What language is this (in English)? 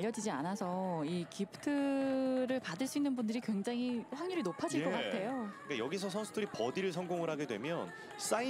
Korean